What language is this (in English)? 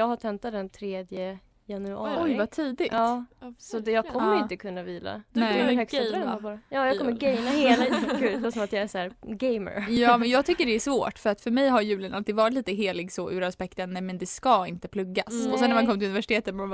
Swedish